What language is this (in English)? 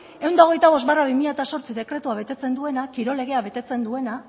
Basque